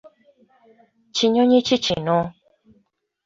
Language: Ganda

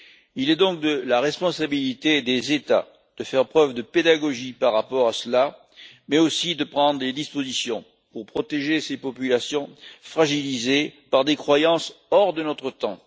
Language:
French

